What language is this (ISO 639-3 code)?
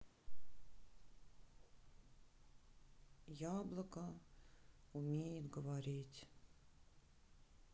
rus